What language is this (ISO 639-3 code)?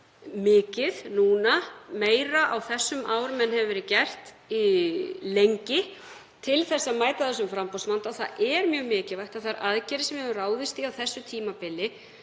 isl